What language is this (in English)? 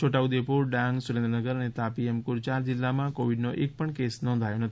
Gujarati